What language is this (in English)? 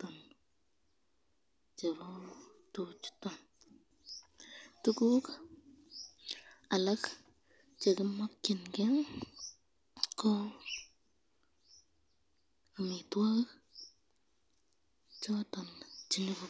Kalenjin